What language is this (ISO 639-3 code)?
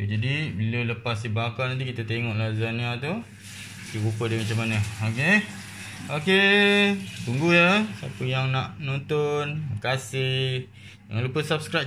msa